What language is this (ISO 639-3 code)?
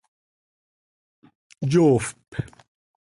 sei